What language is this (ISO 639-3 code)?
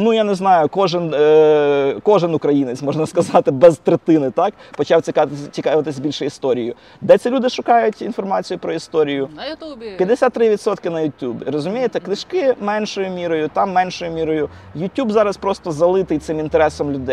ukr